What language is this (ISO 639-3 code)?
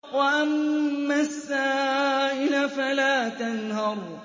ara